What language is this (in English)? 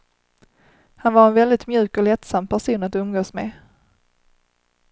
Swedish